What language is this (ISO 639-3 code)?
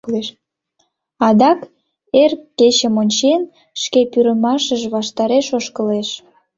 chm